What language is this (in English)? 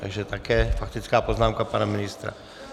Czech